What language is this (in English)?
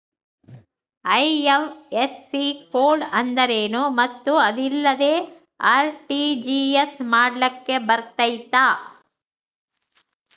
Kannada